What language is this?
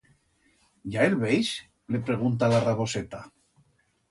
Aragonese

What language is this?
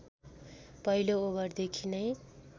Nepali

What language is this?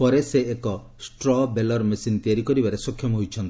Odia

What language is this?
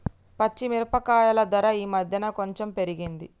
Telugu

